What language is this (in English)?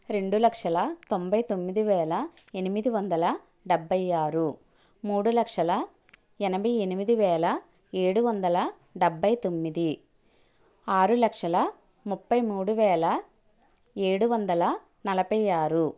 Telugu